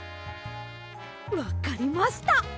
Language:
Japanese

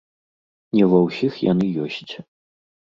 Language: Belarusian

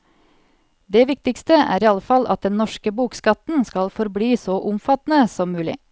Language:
Norwegian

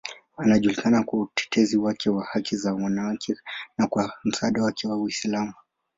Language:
Swahili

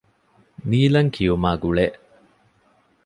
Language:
Divehi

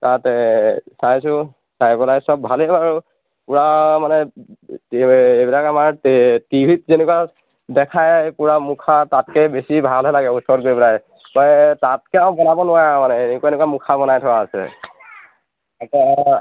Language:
Assamese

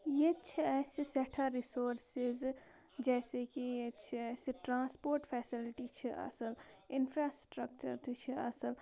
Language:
Kashmiri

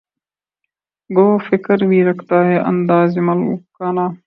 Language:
Urdu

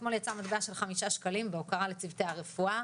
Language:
Hebrew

